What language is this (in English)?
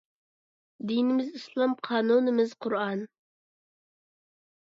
Uyghur